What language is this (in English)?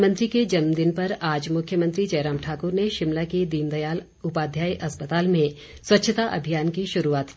Hindi